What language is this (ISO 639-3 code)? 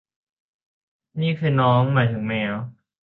tha